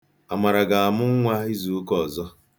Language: Igbo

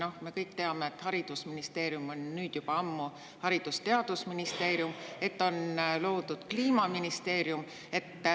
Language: Estonian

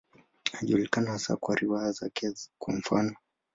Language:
Swahili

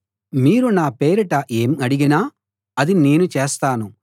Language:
Telugu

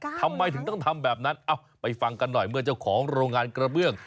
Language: Thai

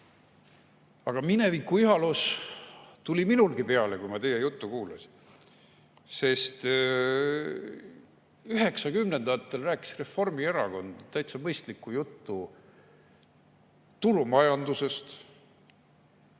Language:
Estonian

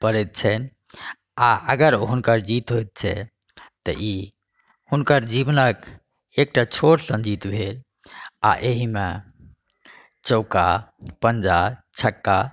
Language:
Maithili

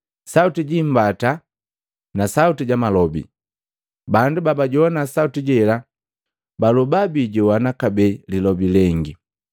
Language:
Matengo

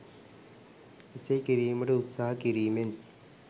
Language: Sinhala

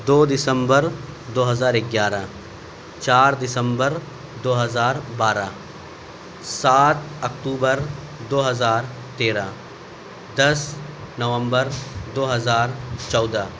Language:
Urdu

